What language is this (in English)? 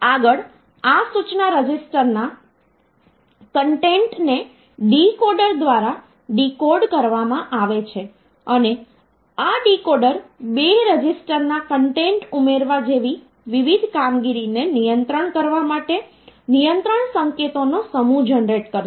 Gujarati